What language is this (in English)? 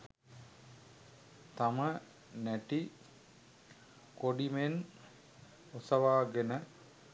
Sinhala